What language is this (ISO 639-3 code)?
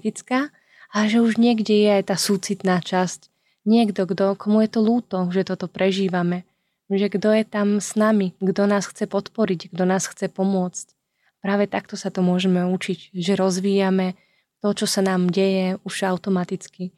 slk